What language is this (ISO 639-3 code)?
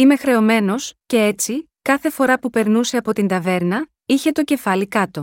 ell